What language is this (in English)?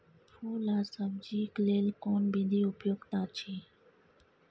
Maithili